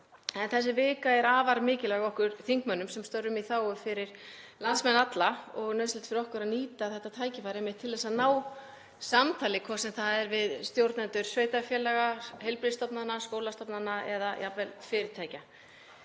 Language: Icelandic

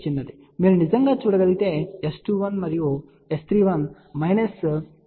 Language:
Telugu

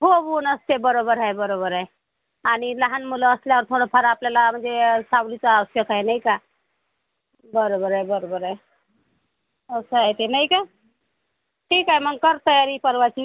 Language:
Marathi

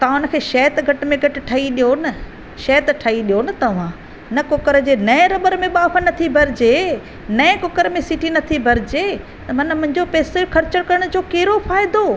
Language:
Sindhi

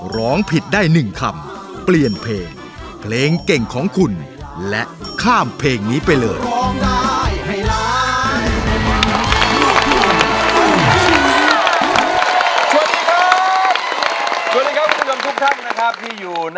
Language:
Thai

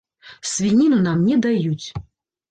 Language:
Belarusian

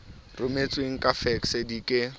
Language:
Southern Sotho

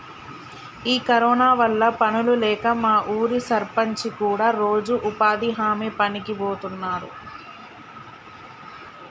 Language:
Telugu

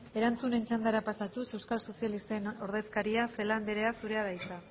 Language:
Basque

